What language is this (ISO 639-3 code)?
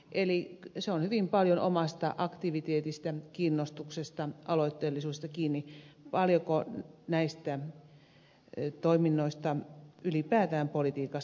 fin